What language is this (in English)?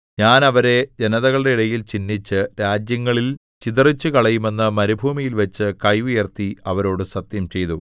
Malayalam